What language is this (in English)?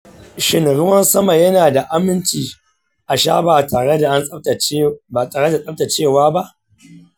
Hausa